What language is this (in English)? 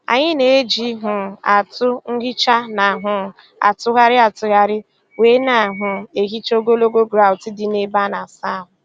Igbo